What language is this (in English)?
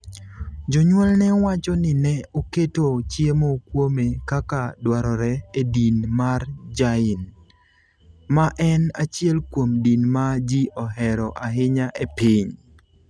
Luo (Kenya and Tanzania)